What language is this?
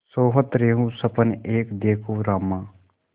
Hindi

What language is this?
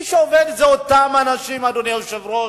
Hebrew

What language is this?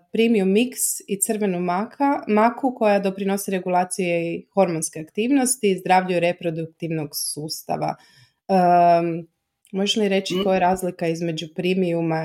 Croatian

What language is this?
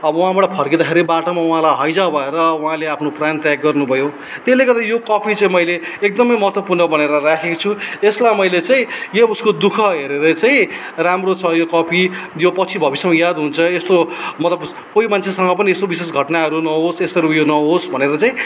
Nepali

